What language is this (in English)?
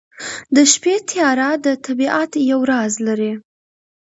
Pashto